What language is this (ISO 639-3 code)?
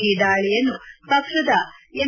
kan